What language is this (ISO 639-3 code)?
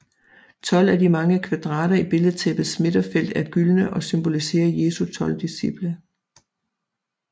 dan